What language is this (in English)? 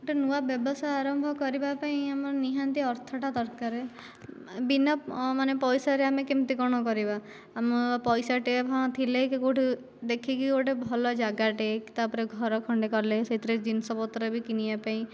Odia